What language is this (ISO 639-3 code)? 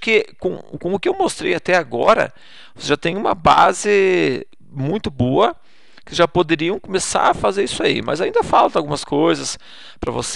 por